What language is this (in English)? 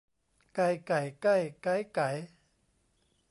Thai